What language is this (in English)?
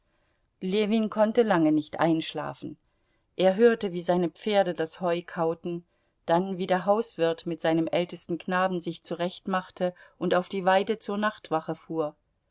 German